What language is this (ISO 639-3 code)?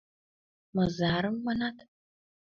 chm